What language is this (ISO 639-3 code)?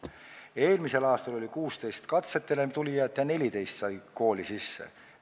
est